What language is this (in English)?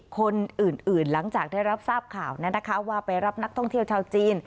Thai